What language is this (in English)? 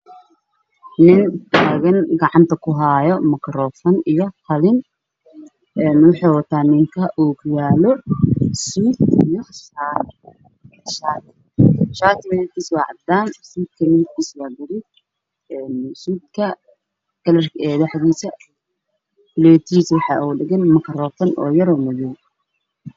Somali